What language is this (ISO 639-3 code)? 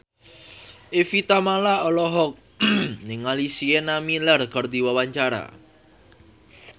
sun